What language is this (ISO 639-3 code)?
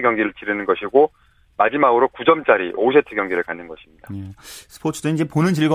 kor